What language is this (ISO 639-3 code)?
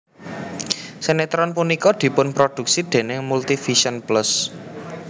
jav